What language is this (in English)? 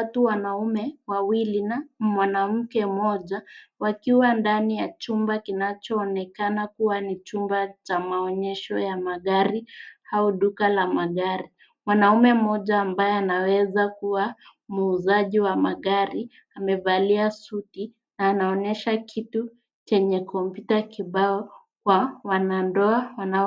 Swahili